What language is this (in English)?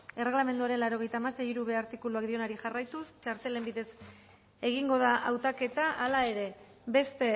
Basque